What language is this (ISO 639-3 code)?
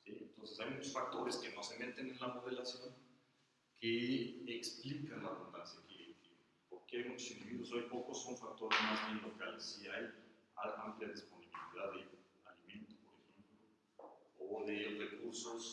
spa